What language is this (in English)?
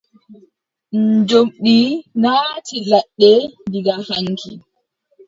Adamawa Fulfulde